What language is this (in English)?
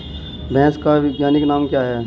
Hindi